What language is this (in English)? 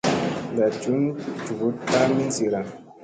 Musey